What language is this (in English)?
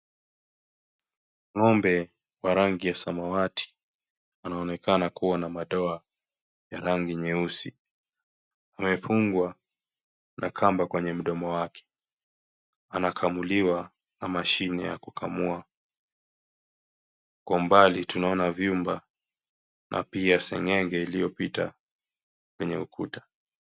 Swahili